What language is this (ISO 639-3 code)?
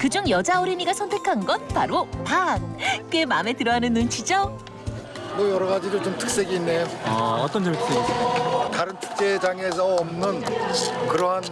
kor